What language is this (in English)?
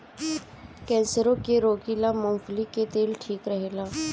Bhojpuri